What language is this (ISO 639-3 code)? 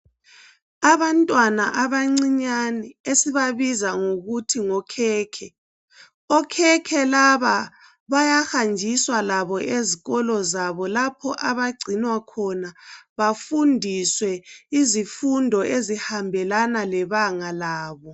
nde